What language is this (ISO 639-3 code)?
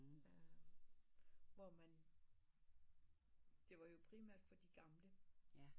dan